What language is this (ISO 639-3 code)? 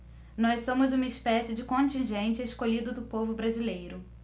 por